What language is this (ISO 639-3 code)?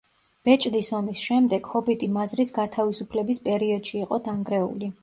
kat